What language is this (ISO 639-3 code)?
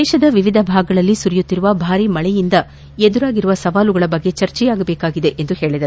kan